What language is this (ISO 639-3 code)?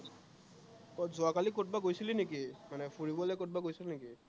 asm